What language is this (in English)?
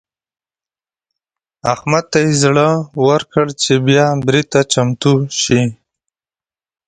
Pashto